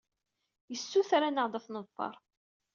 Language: Kabyle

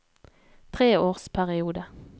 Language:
Norwegian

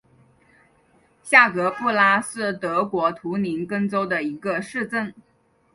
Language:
Chinese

